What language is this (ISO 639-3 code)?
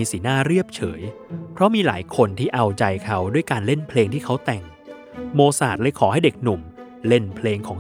tha